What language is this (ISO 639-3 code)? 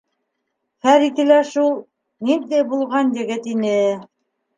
bak